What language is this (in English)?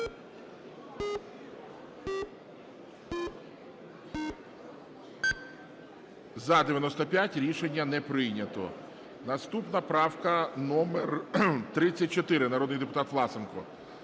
Ukrainian